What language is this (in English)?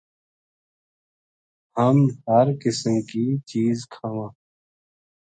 Gujari